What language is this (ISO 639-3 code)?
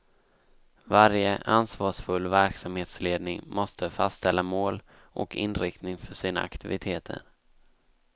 swe